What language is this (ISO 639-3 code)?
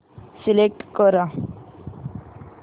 mar